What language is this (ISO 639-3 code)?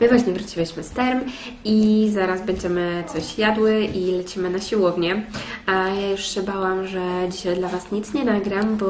pol